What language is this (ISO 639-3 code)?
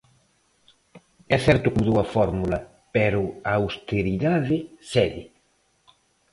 glg